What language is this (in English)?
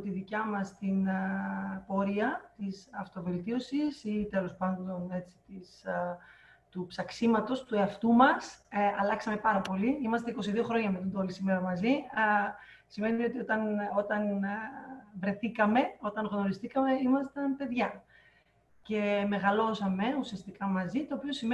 Greek